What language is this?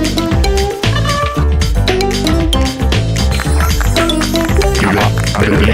Polish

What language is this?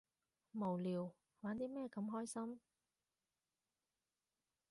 Cantonese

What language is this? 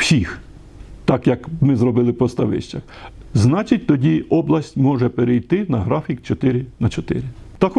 Ukrainian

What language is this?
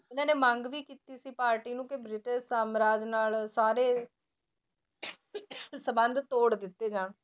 Punjabi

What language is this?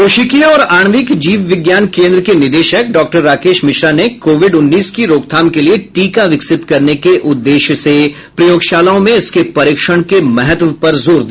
Hindi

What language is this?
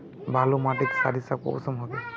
Magahi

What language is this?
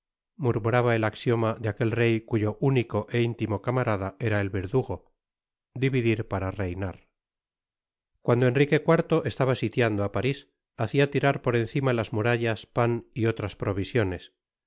Spanish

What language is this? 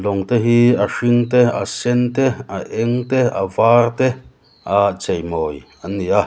Mizo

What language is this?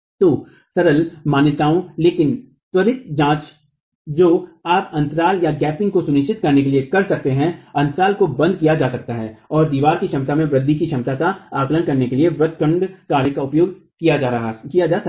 Hindi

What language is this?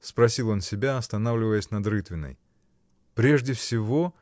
Russian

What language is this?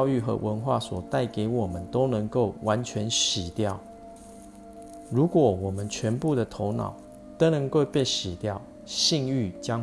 Chinese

